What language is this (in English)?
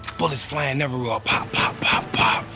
English